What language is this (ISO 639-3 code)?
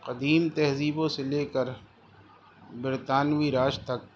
urd